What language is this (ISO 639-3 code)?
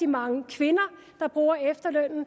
dan